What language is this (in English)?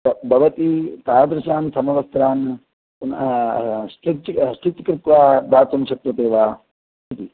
Sanskrit